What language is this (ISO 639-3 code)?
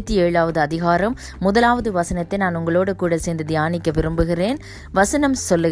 tam